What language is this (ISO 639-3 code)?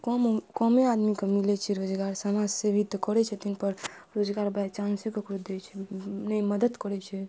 mai